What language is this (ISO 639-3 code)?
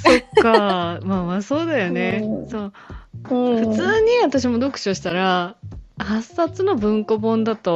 jpn